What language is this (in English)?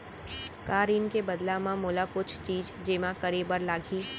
Chhattisgarhi